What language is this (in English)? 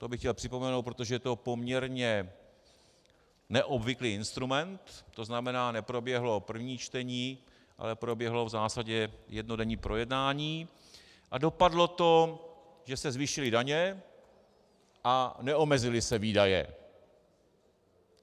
Czech